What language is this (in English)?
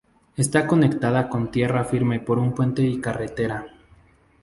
Spanish